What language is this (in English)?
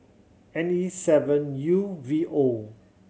English